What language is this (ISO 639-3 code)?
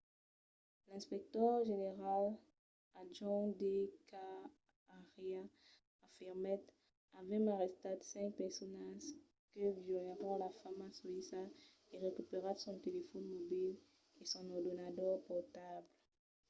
oci